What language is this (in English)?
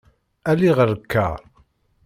Kabyle